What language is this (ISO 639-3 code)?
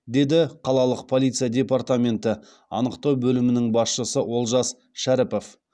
kaz